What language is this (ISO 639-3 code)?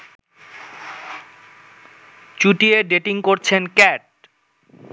ben